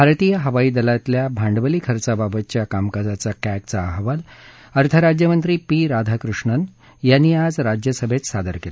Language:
Marathi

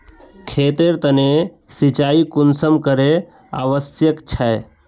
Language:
Magahi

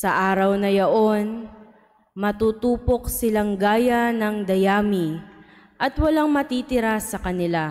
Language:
Filipino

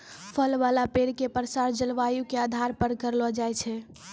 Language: Maithili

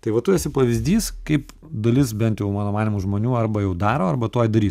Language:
Lithuanian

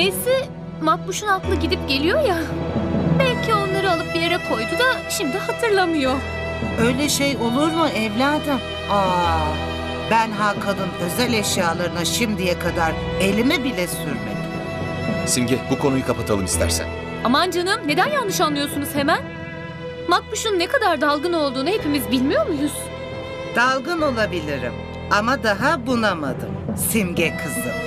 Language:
Turkish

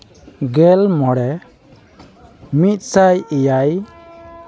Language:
Santali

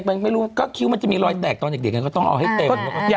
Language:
Thai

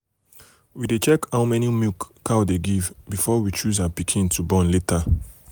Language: Nigerian Pidgin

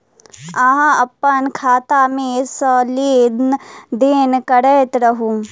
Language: Maithili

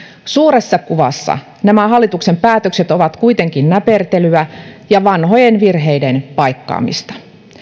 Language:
Finnish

